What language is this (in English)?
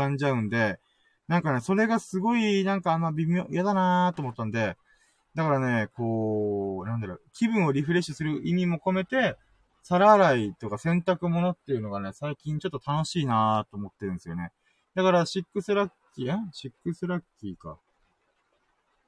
Japanese